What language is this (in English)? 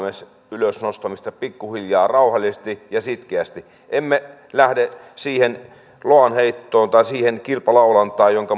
Finnish